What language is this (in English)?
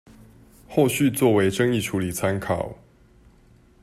Chinese